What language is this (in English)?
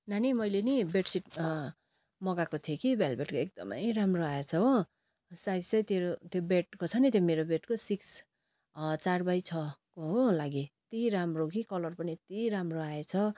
Nepali